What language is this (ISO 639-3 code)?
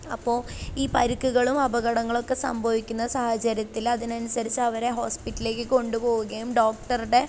mal